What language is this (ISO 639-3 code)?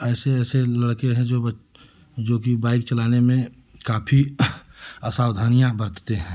hin